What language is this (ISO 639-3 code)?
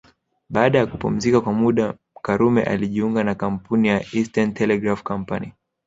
swa